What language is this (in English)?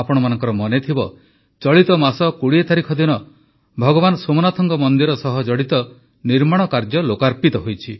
Odia